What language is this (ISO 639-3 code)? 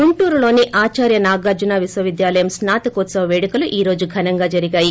tel